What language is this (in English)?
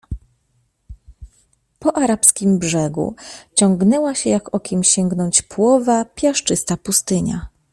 Polish